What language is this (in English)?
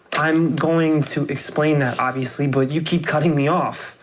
English